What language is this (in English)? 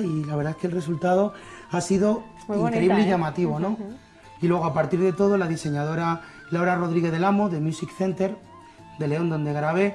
Spanish